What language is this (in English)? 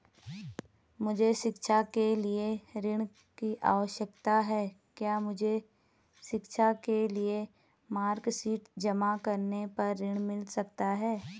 Hindi